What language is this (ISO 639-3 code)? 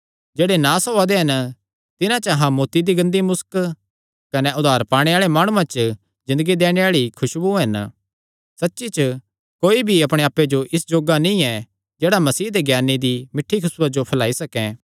xnr